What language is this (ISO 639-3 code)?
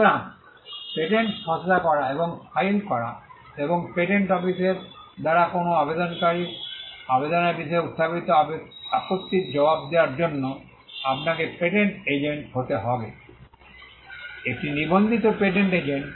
ben